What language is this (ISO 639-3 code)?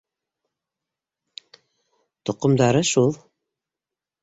bak